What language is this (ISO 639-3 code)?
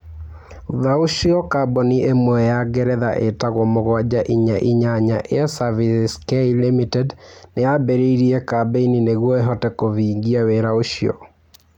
kik